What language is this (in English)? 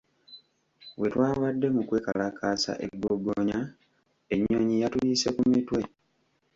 Ganda